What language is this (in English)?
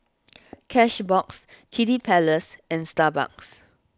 English